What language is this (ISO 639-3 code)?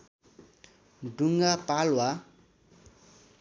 nep